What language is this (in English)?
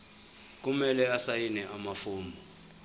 Zulu